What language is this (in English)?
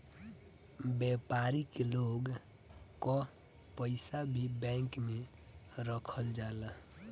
Bhojpuri